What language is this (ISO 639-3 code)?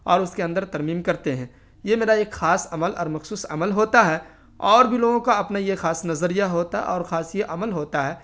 urd